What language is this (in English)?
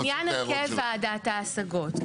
Hebrew